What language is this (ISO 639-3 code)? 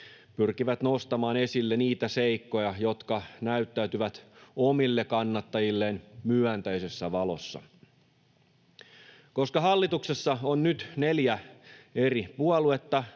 fin